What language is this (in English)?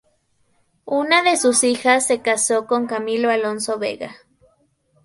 Spanish